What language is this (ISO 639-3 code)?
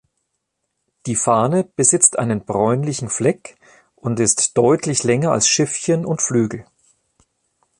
deu